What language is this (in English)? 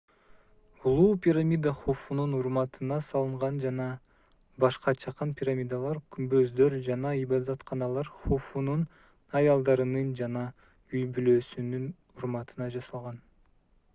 Kyrgyz